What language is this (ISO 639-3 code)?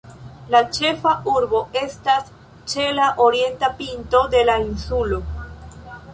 epo